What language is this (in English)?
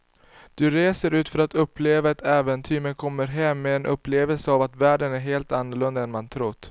Swedish